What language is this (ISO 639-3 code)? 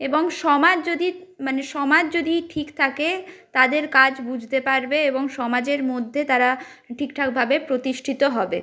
ben